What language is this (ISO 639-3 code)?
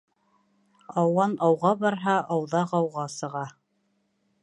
bak